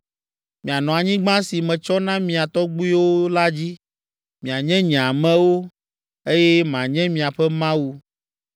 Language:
Ewe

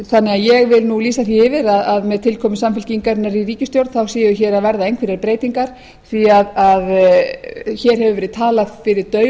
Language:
Icelandic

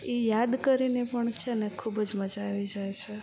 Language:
Gujarati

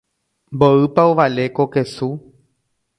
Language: Guarani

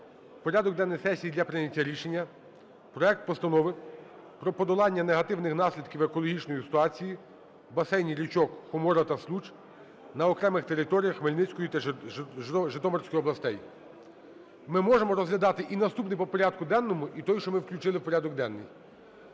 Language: Ukrainian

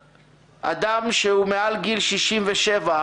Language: Hebrew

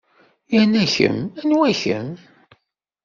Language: Kabyle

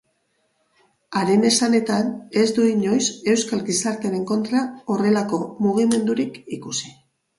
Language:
Basque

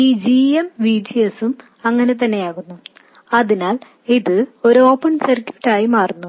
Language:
Malayalam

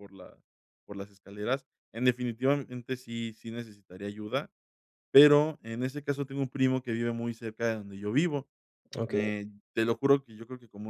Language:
Spanish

